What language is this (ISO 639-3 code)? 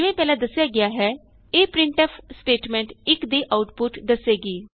pan